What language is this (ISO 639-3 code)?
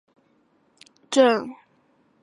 zho